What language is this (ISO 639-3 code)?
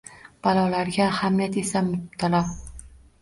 uzb